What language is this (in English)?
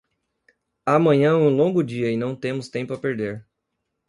Portuguese